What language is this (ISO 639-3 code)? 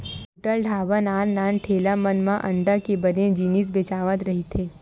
hne